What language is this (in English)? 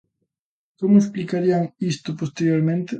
Galician